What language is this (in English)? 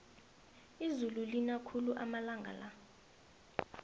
South Ndebele